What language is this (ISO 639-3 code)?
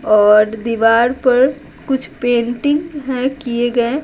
hin